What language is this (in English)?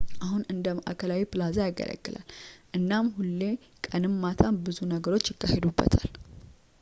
Amharic